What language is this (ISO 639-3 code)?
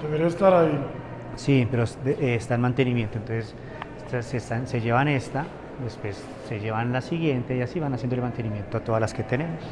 spa